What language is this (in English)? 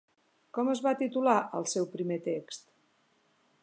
Catalan